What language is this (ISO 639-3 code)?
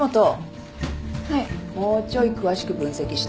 jpn